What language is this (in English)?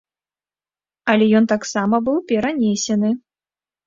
Belarusian